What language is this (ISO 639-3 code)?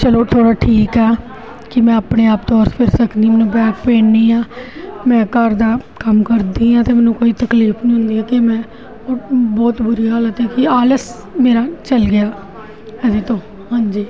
pan